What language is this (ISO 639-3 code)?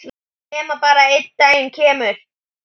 isl